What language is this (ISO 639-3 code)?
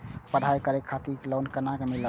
mai